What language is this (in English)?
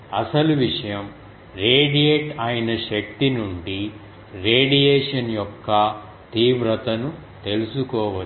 Telugu